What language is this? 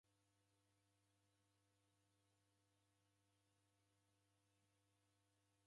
Taita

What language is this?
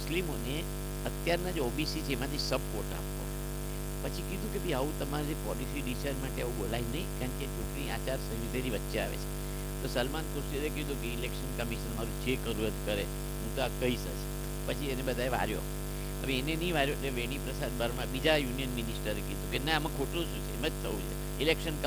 Gujarati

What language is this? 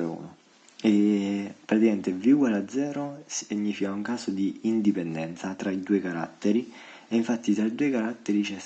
Italian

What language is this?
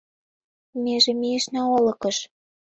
Mari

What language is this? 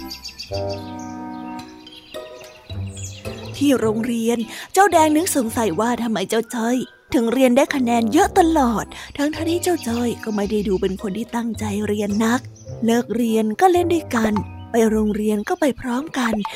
Thai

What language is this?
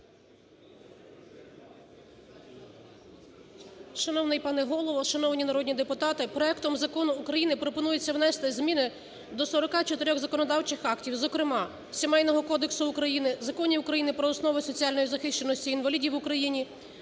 Ukrainian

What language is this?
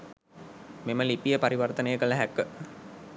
Sinhala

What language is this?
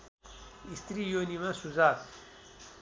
Nepali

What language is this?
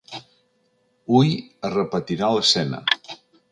Catalan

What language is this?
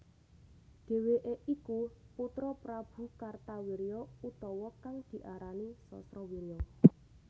Javanese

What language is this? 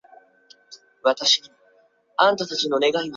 Chinese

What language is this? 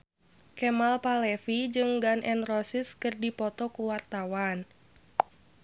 Sundanese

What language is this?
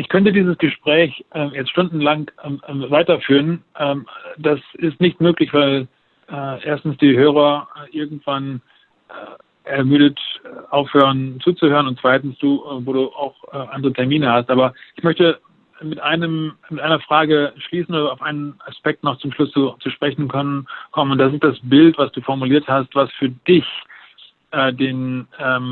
German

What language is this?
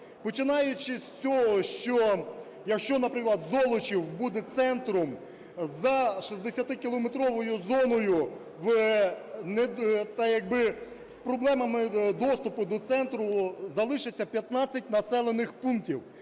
Ukrainian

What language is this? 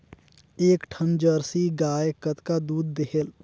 Chhattisgarhi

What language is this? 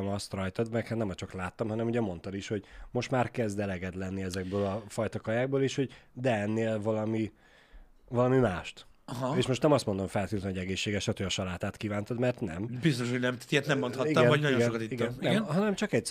Hungarian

